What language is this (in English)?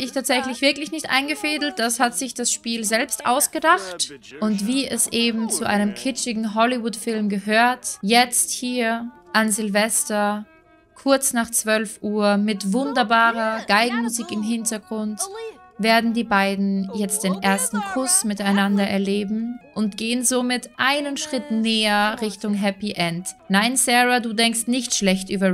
German